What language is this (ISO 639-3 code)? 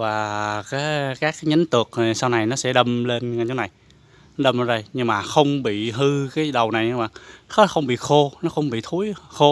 vie